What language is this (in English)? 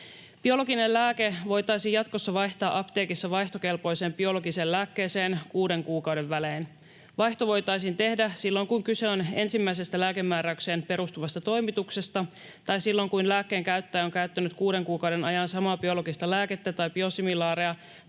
Finnish